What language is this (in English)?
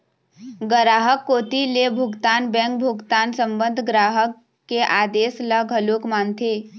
Chhattisgarhi